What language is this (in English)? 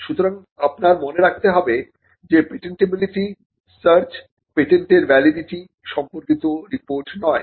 Bangla